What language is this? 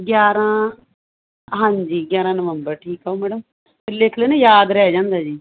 Punjabi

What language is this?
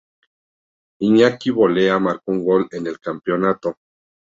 Spanish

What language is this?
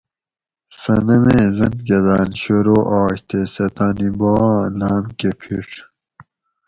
Gawri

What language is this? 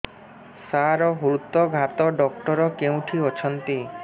Odia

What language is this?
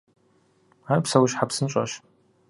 Kabardian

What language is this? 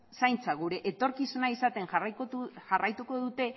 Basque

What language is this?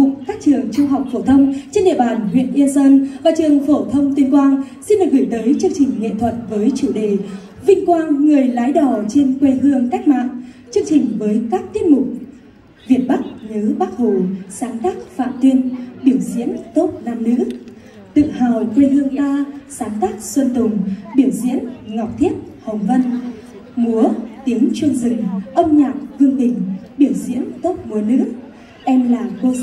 Vietnamese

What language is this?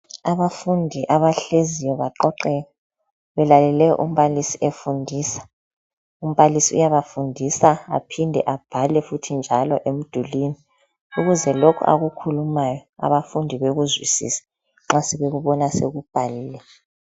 North Ndebele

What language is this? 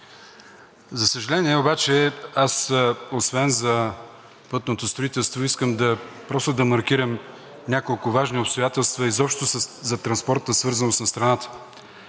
Bulgarian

